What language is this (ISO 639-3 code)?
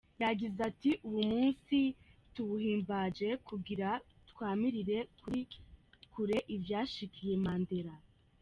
kin